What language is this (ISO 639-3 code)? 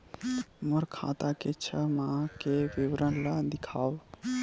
hne